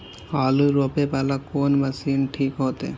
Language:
Maithili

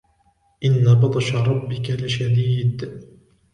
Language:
Arabic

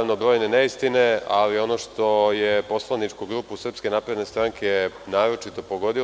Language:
Serbian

